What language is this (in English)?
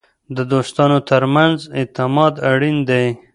Pashto